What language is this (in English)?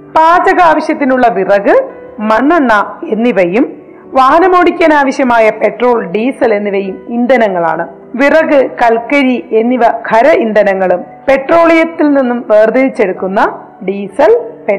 Malayalam